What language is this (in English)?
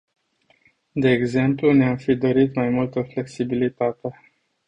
Romanian